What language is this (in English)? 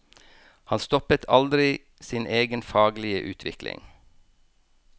Norwegian